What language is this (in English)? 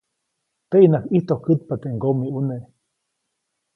Copainalá Zoque